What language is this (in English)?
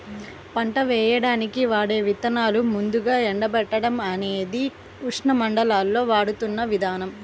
Telugu